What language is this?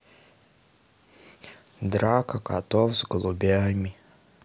Russian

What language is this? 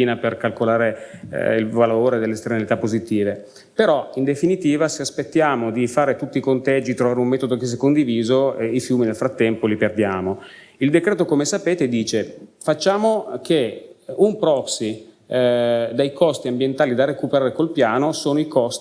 Italian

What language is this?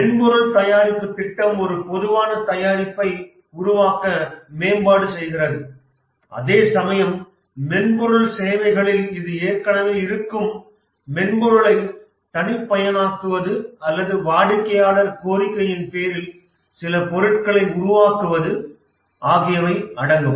Tamil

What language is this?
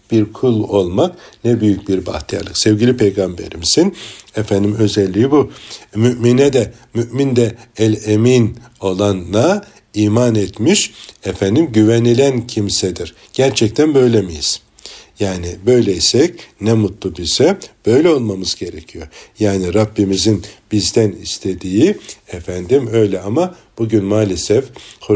Turkish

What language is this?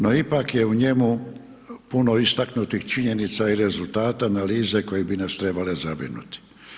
Croatian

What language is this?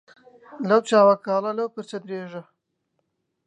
Central Kurdish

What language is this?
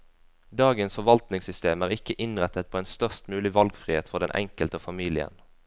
Norwegian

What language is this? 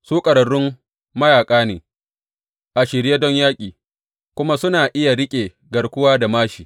Hausa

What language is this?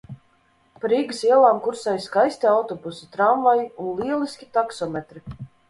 Latvian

